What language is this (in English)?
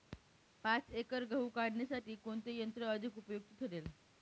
Marathi